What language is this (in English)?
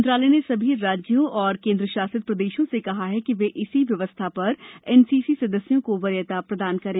Hindi